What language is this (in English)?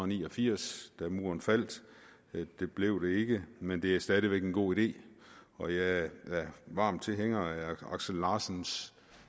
Danish